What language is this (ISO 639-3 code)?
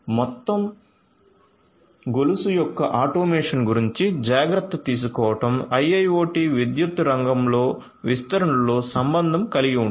tel